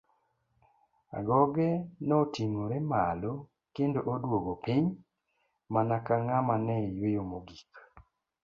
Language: Luo (Kenya and Tanzania)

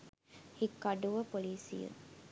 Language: Sinhala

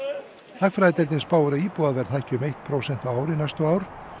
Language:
Icelandic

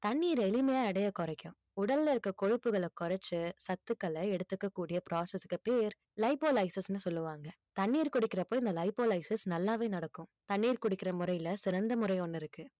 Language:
Tamil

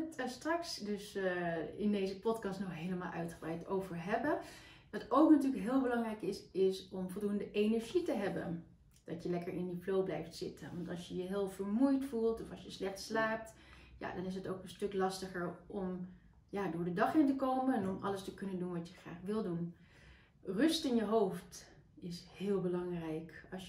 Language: Dutch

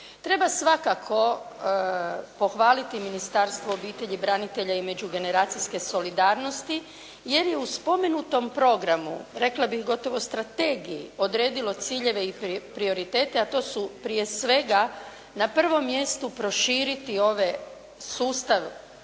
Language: Croatian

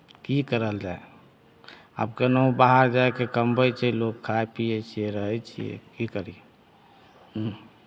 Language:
Maithili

